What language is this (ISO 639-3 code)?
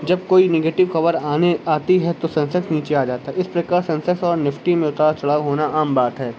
urd